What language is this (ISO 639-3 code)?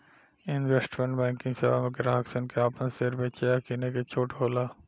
bho